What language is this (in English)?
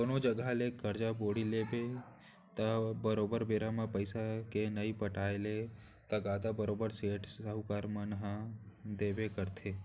Chhattisgarhi